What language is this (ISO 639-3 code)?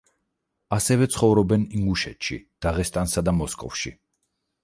kat